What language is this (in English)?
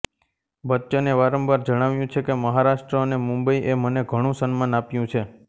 Gujarati